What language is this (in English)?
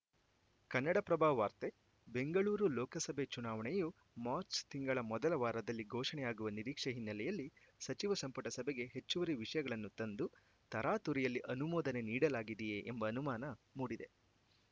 Kannada